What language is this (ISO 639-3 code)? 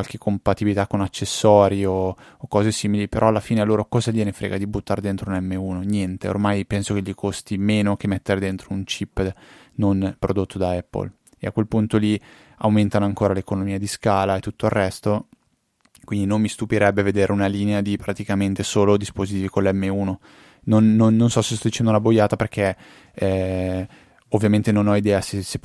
ita